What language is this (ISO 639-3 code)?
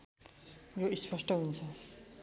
nep